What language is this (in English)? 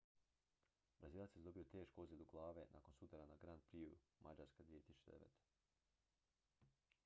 Croatian